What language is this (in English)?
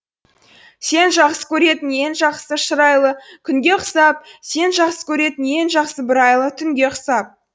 Kazakh